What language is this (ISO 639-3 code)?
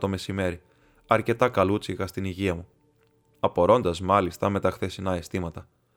ell